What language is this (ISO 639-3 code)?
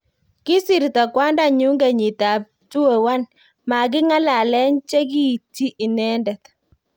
kln